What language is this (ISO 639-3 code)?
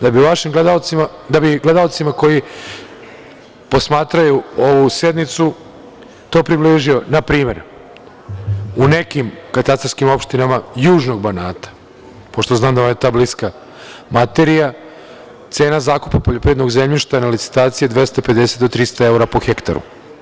srp